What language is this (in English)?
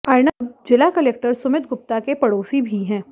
Hindi